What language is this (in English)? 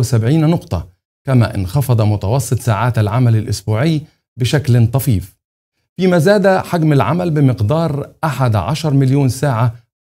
Arabic